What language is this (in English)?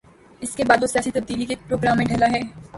Urdu